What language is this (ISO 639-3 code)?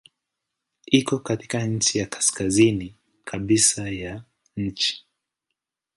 swa